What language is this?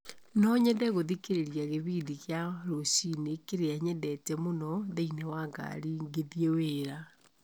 Kikuyu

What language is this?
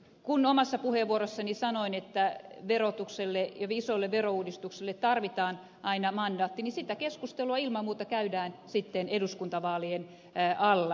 Finnish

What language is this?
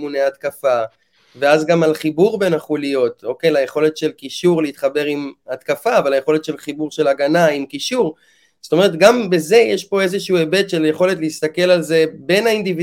Hebrew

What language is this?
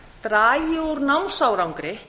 Icelandic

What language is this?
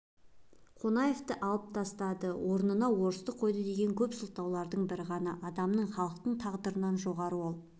Kazakh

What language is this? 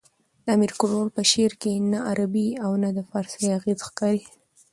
Pashto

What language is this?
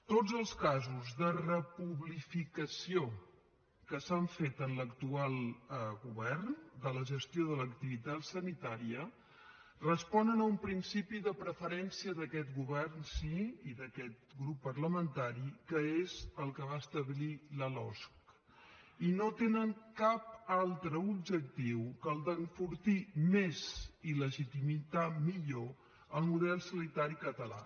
Catalan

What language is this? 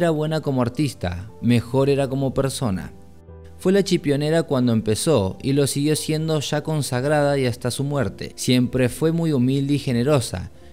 Spanish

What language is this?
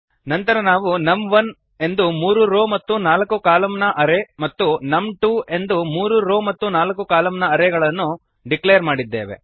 Kannada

